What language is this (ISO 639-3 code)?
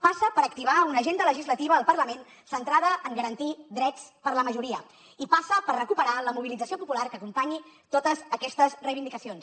cat